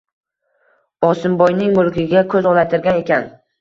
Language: Uzbek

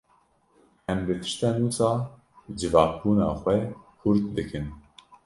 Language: Kurdish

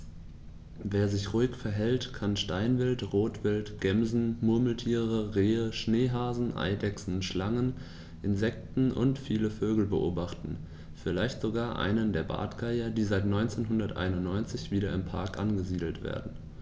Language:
German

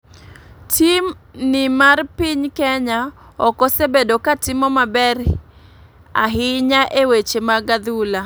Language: Luo (Kenya and Tanzania)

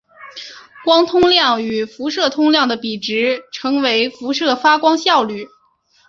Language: Chinese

